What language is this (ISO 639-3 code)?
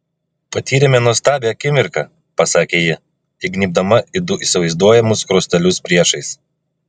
lit